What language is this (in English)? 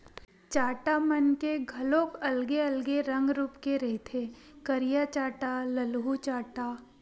Chhattisgarhi